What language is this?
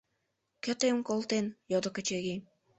Mari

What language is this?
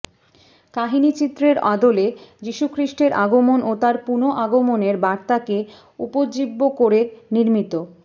Bangla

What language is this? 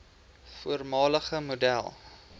Afrikaans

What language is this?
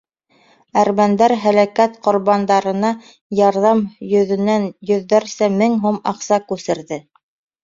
Bashkir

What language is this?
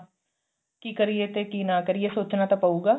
Punjabi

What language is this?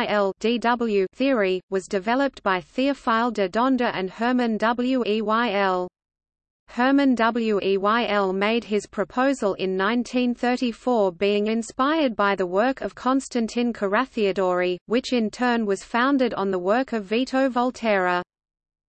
English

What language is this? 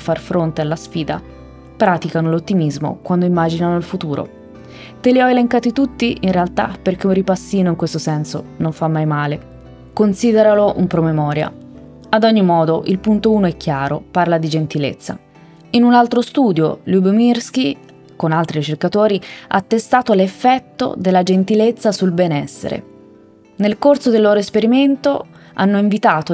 Italian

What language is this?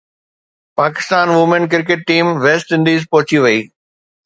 Sindhi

